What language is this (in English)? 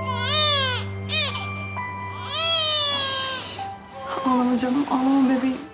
Turkish